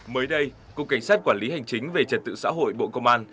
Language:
Vietnamese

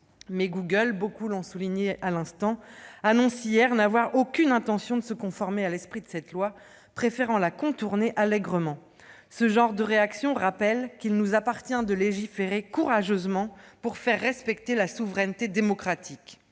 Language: French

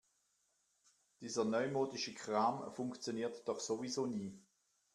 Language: German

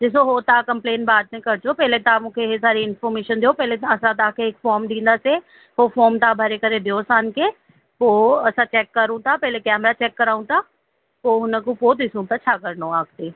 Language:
Sindhi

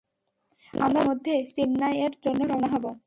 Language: Bangla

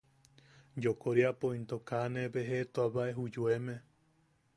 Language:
Yaqui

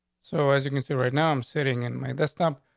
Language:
English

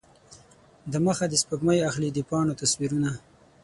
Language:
Pashto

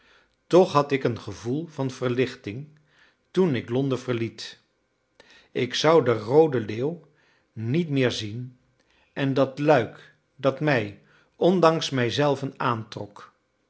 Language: Dutch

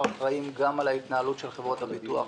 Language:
Hebrew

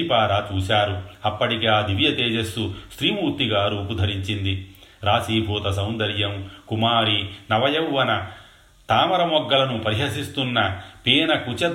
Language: Telugu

